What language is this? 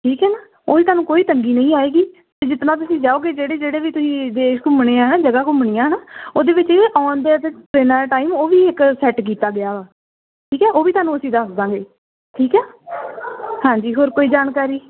Punjabi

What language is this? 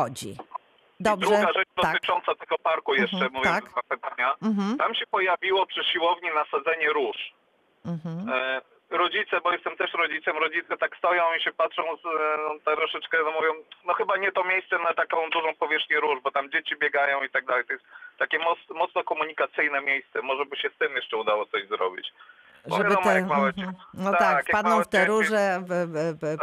Polish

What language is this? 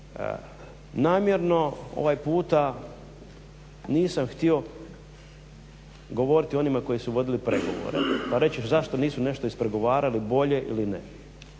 Croatian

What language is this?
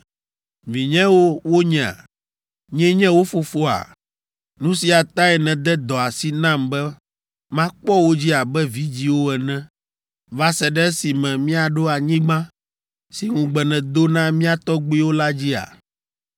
Ewe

